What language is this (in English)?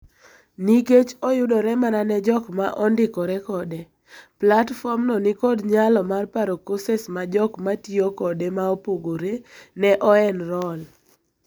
Luo (Kenya and Tanzania)